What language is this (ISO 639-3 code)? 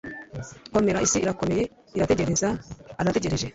kin